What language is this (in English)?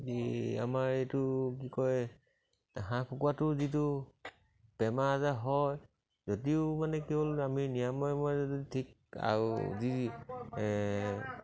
Assamese